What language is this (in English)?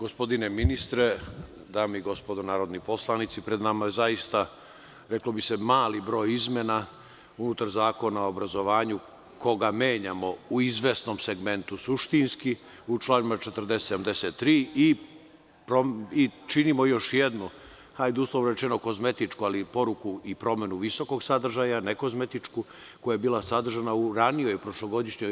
Serbian